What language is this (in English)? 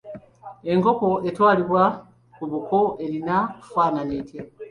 Ganda